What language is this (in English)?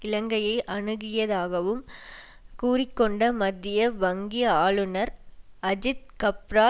Tamil